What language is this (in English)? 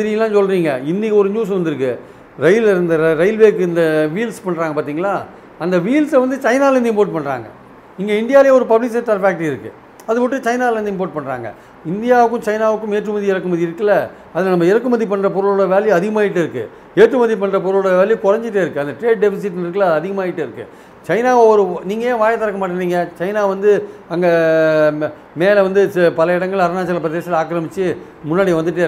Tamil